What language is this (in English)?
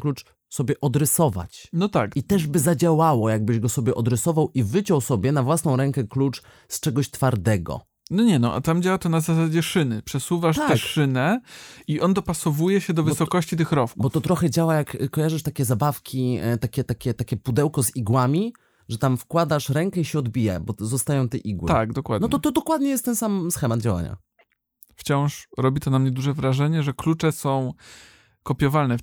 Polish